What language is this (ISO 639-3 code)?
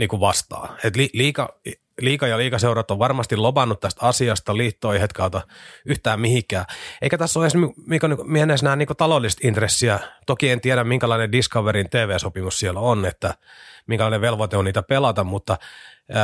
fin